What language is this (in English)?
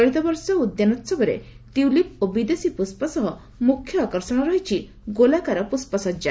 Odia